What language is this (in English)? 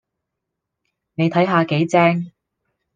Cantonese